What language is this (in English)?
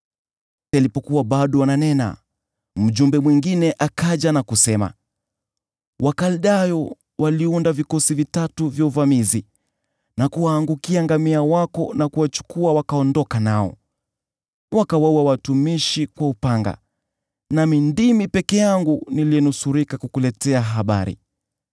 Swahili